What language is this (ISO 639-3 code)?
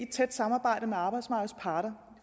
dan